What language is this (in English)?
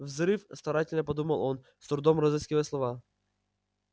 Russian